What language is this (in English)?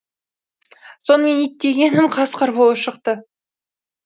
Kazakh